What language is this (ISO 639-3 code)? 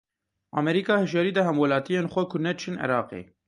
kur